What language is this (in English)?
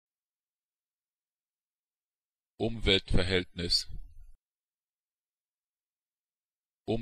German